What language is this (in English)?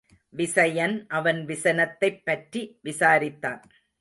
Tamil